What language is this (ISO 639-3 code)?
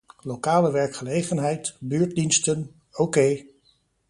nld